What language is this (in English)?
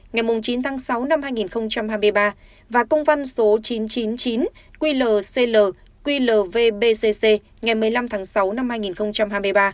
Vietnamese